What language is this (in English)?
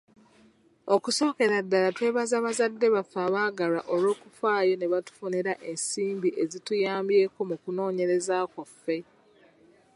Ganda